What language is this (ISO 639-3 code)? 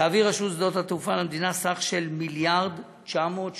heb